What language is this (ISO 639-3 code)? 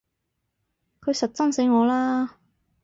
yue